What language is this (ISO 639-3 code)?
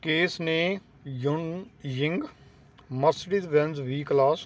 pan